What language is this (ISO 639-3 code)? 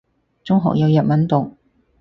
yue